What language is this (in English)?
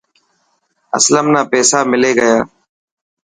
Dhatki